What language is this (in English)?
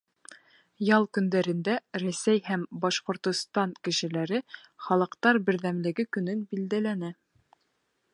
Bashkir